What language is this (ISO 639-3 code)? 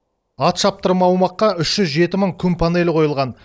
kaz